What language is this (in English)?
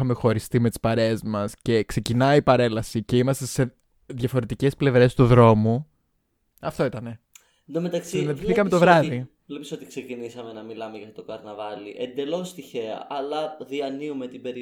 Greek